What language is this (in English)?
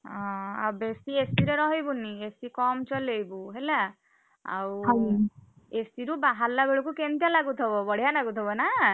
Odia